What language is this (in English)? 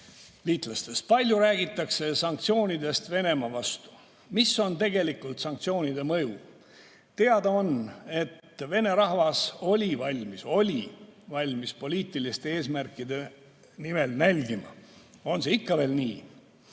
Estonian